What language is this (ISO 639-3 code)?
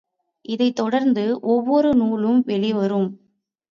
tam